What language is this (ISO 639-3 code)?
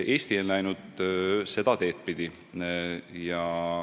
est